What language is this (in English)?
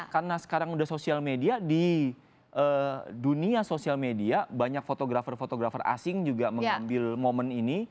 Indonesian